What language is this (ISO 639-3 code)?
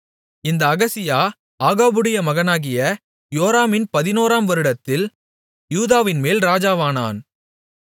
tam